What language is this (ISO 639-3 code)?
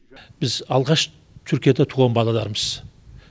kaz